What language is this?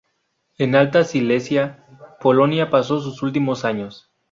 Spanish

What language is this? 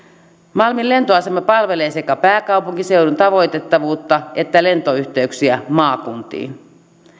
Finnish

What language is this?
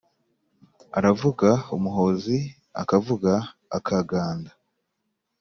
Kinyarwanda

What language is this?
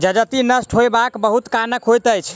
Maithili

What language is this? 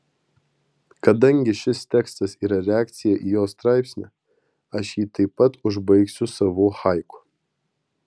Lithuanian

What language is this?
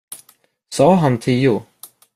Swedish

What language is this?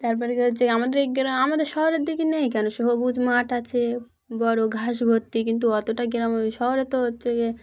Bangla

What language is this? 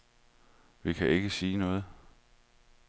Danish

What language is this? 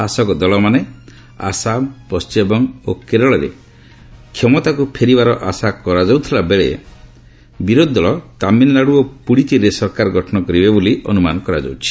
Odia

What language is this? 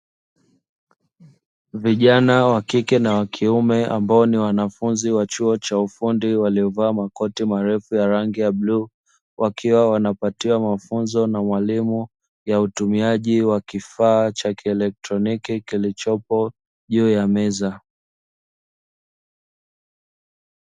Swahili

